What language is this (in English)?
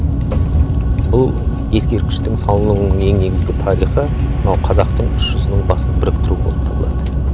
Kazakh